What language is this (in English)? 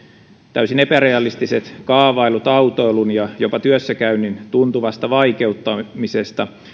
Finnish